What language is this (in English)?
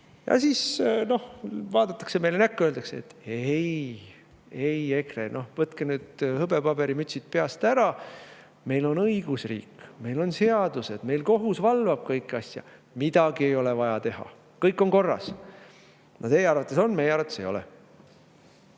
Estonian